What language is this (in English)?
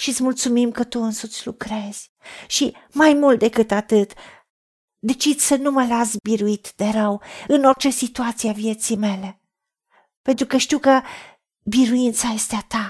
Romanian